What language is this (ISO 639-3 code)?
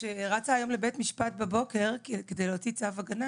heb